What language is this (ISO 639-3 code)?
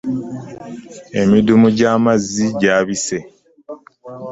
lug